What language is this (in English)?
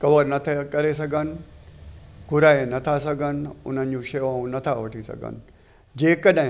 Sindhi